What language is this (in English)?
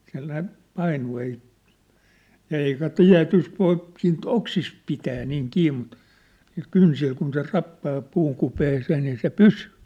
Finnish